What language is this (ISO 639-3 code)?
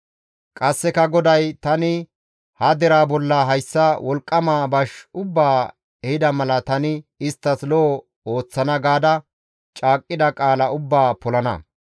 gmv